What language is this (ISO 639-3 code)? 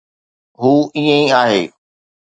snd